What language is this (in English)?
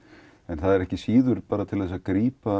Icelandic